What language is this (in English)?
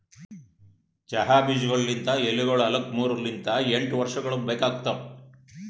Kannada